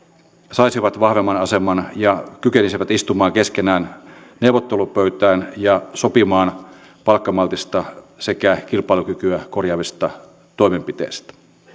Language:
Finnish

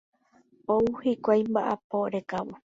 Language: Guarani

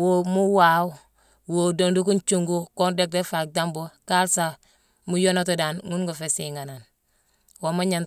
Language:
Mansoanka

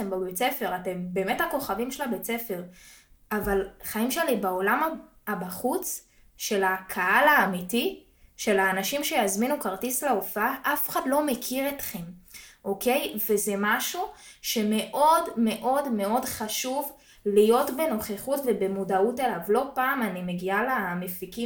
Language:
Hebrew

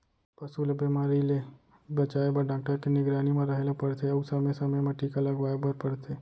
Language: Chhattisgarhi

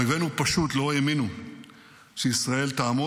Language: Hebrew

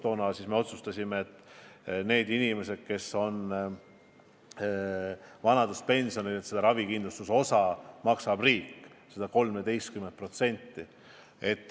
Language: Estonian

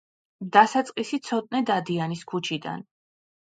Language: Georgian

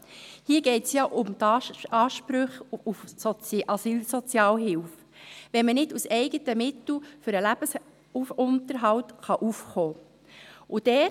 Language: Swiss German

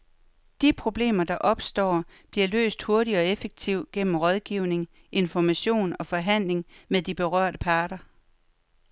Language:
Danish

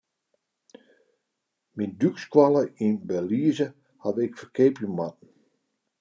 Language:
Western Frisian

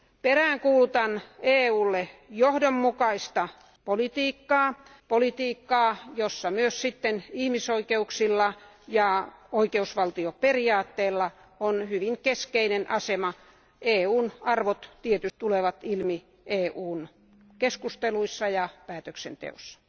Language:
Finnish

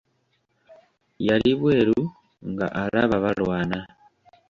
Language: Ganda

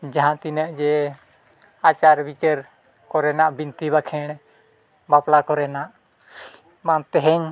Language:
Santali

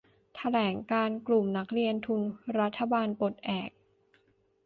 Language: Thai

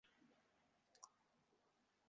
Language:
Uzbek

